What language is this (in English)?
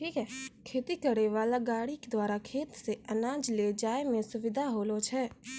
Maithili